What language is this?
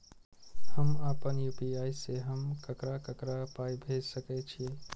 Maithili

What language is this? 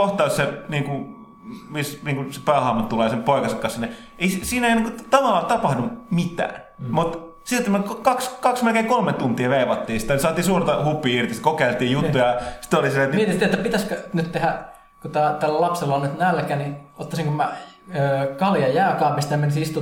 Finnish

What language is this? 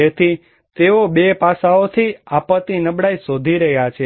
Gujarati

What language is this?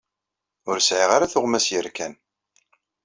Kabyle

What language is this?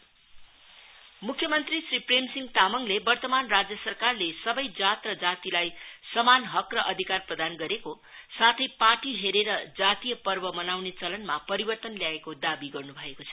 Nepali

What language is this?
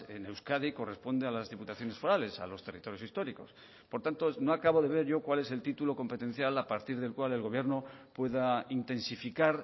Spanish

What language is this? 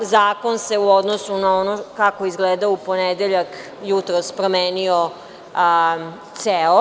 Serbian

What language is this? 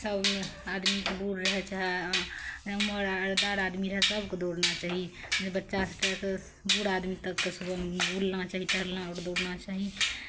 Maithili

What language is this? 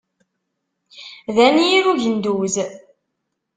Kabyle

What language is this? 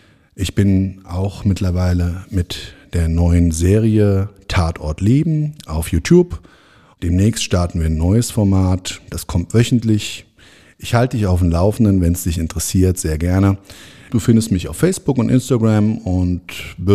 German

